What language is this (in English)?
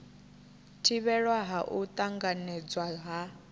Venda